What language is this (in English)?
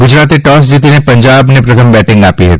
Gujarati